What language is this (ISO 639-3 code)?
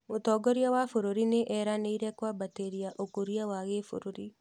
kik